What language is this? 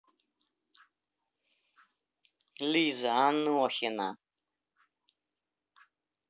Russian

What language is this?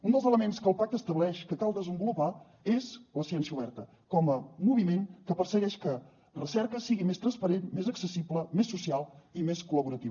Catalan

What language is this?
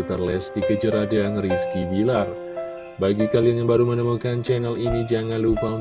Indonesian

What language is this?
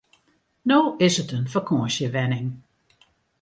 Western Frisian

